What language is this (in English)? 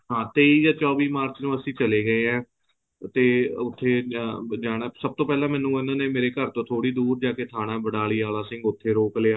Punjabi